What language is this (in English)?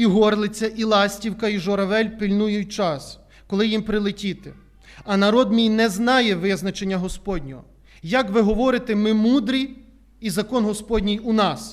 Ukrainian